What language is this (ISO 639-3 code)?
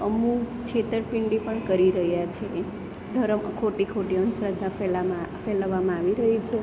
guj